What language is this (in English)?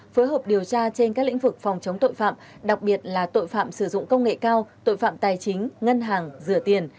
Vietnamese